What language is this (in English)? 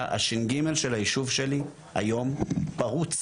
Hebrew